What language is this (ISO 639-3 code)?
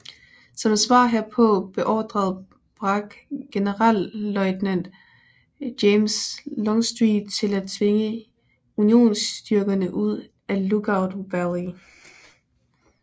dan